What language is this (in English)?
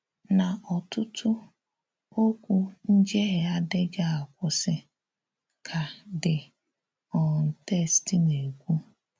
Igbo